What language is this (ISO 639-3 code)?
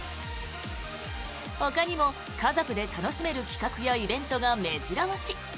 jpn